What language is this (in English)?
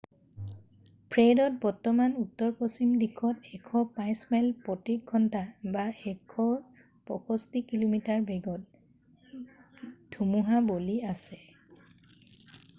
Assamese